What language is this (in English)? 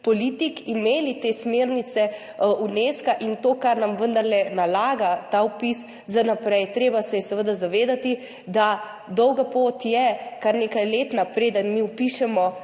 Slovenian